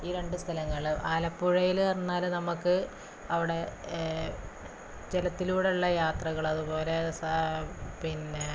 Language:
Malayalam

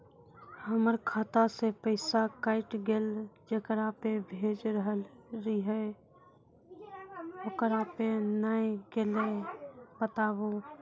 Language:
Maithili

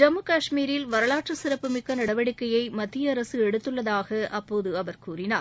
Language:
Tamil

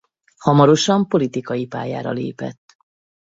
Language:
Hungarian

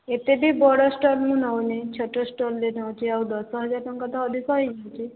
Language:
Odia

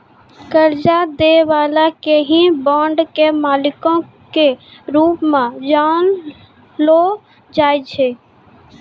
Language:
Maithili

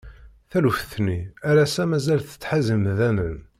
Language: Kabyle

